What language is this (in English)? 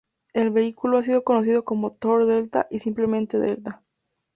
Spanish